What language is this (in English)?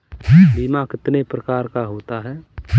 Hindi